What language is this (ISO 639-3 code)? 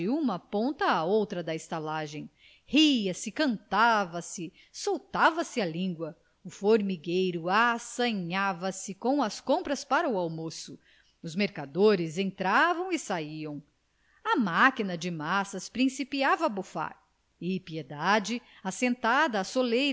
por